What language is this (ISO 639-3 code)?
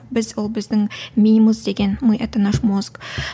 kaz